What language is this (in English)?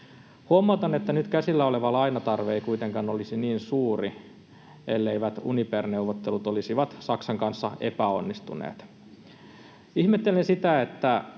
Finnish